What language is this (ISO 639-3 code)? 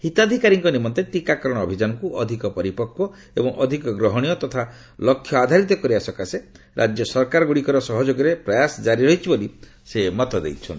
ori